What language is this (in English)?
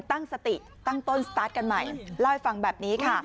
Thai